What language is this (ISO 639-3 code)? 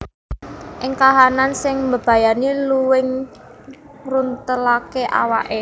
jav